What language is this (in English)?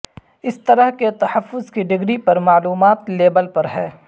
Urdu